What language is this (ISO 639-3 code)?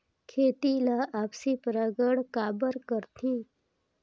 hne